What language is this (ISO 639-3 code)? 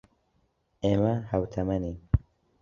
ckb